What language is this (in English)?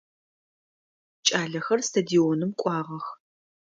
Adyghe